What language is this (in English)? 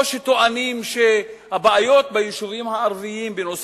Hebrew